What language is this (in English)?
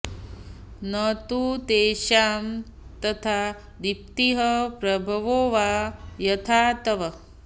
Sanskrit